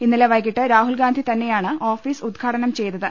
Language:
Malayalam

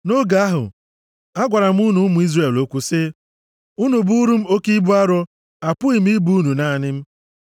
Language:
Igbo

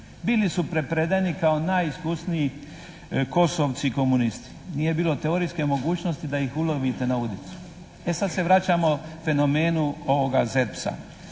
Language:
Croatian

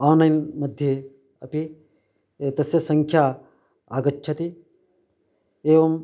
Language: Sanskrit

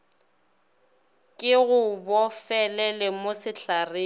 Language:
Northern Sotho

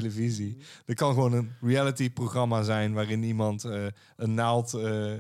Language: Dutch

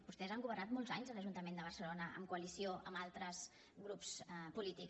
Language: Catalan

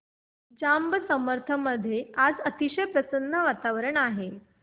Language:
Marathi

